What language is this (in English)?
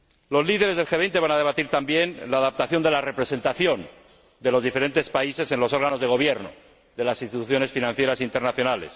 Spanish